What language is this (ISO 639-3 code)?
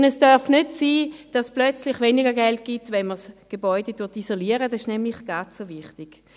gsw